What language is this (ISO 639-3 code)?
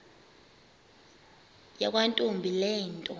xho